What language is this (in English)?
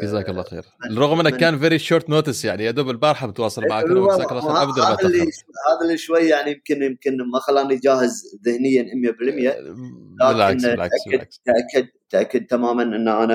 Arabic